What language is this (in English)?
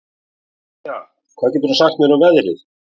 Icelandic